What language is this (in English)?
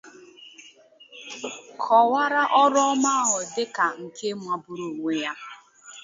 Igbo